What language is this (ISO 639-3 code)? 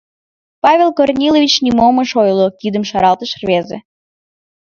chm